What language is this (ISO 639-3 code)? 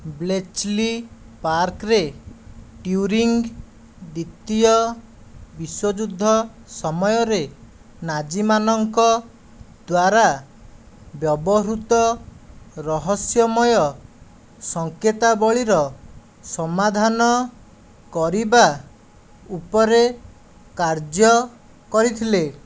ori